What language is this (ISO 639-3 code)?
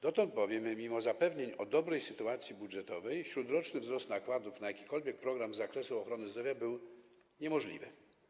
pol